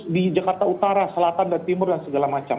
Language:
Indonesian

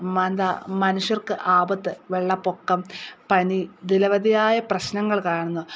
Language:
Malayalam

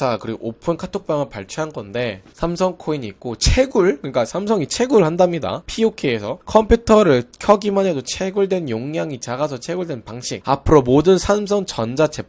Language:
Korean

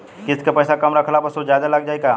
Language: Bhojpuri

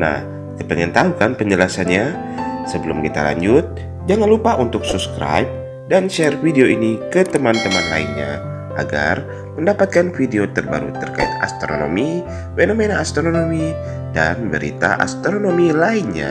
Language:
Indonesian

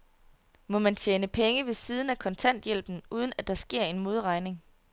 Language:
Danish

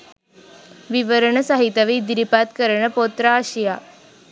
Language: Sinhala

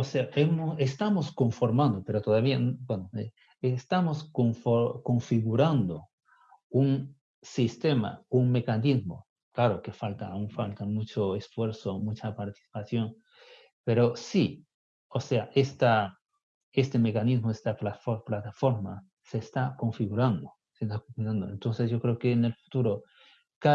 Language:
Spanish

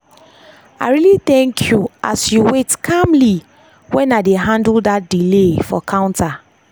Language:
Nigerian Pidgin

